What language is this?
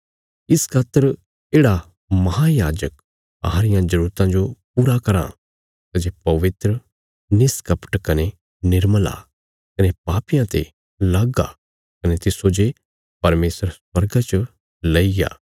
Bilaspuri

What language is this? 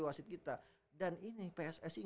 Indonesian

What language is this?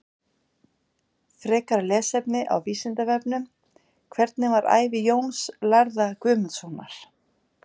Icelandic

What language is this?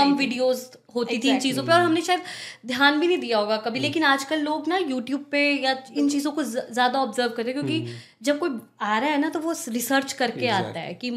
Hindi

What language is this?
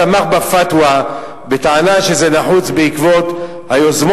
Hebrew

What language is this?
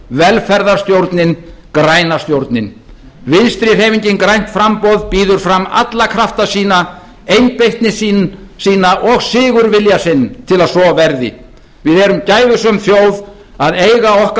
Icelandic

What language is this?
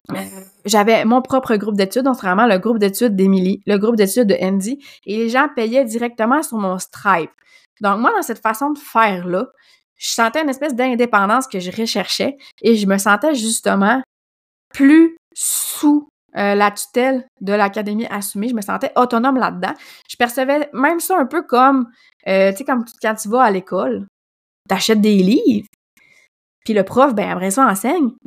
French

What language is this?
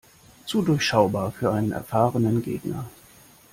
German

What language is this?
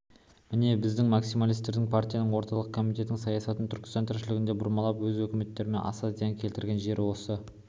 Kazakh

